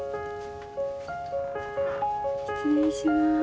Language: Japanese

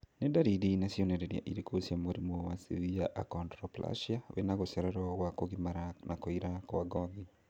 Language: Kikuyu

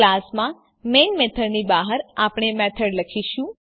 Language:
Gujarati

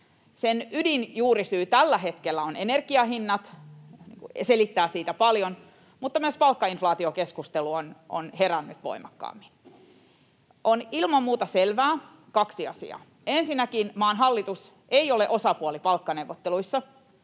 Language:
Finnish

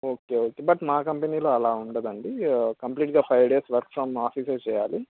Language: Telugu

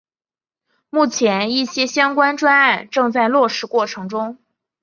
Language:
Chinese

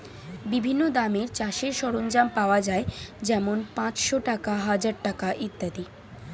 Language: Bangla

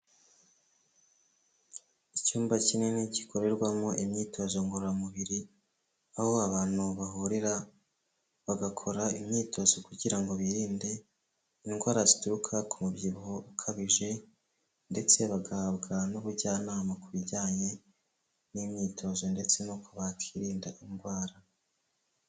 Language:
Kinyarwanda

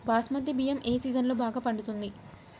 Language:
Telugu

